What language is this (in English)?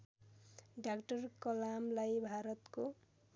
Nepali